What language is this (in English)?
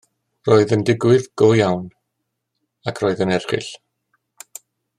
Welsh